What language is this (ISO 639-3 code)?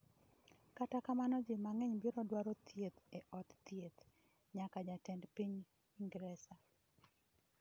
luo